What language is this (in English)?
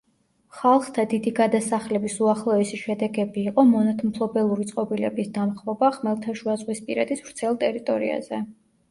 Georgian